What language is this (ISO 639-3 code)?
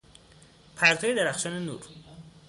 fas